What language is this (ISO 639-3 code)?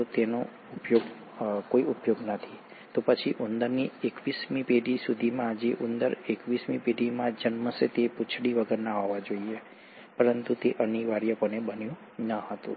guj